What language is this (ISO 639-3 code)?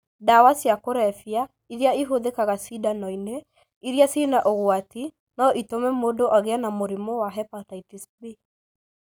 kik